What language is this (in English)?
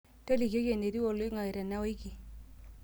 Masai